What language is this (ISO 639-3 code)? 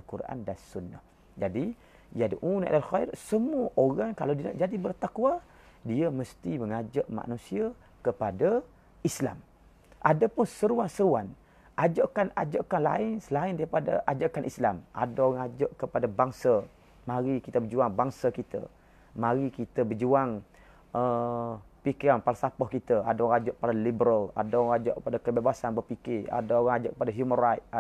msa